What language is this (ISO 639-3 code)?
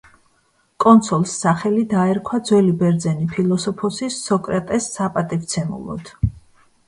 kat